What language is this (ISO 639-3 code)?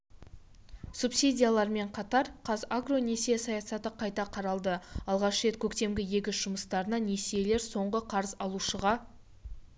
kaz